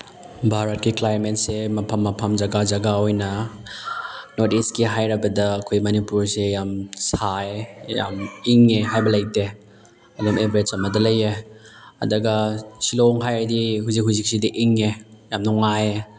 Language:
Manipuri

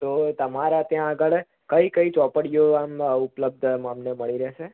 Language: Gujarati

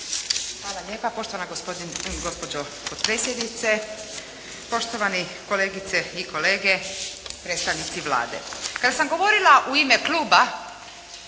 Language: Croatian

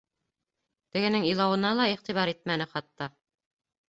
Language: Bashkir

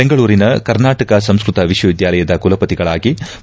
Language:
Kannada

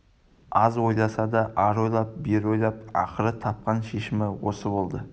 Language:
Kazakh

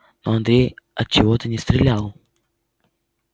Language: Russian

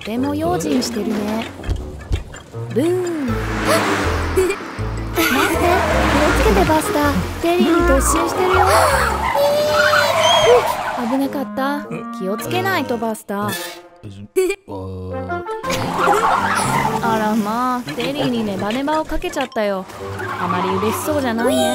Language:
Japanese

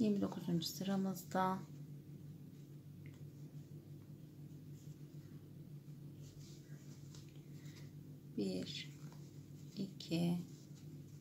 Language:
Turkish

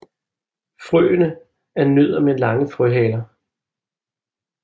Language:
Danish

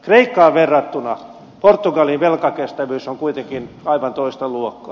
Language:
Finnish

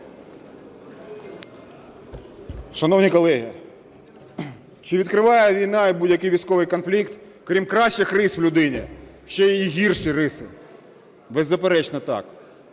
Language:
Ukrainian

